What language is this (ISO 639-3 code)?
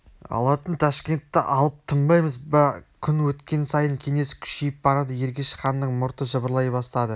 kaz